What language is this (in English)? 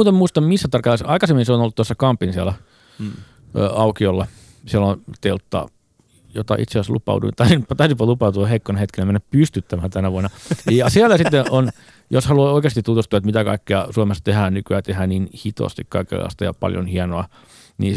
Finnish